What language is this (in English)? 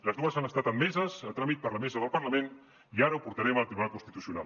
Catalan